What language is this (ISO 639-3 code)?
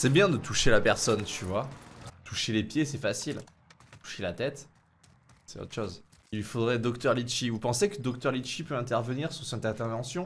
fra